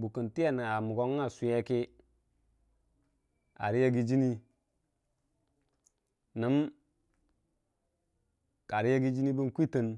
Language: Dijim-Bwilim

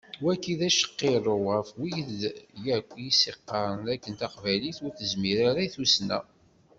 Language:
Kabyle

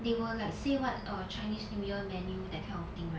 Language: English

